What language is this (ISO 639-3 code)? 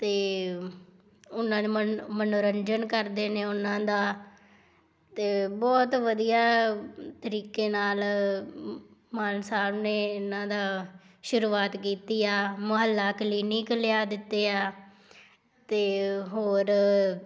pan